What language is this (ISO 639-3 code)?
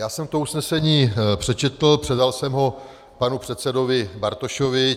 ces